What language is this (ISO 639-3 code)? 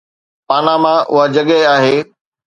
snd